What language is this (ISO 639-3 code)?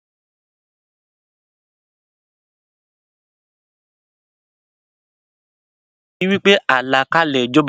yor